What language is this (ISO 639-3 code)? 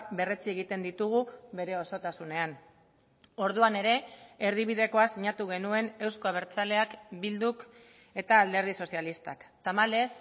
eus